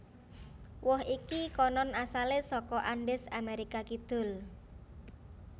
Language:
Javanese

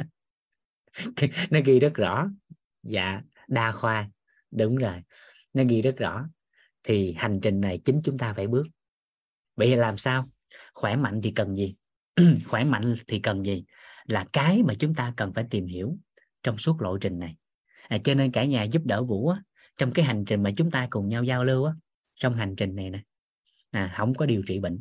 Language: Vietnamese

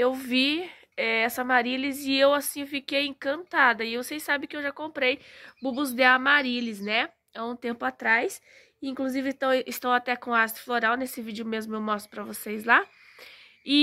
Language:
Portuguese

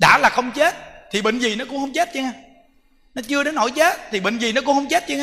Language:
Vietnamese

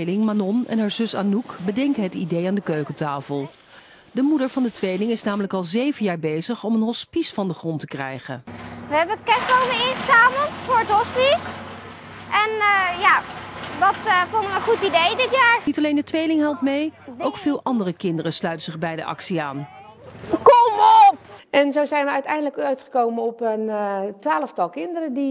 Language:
Dutch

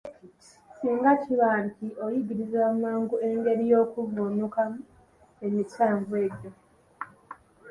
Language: Ganda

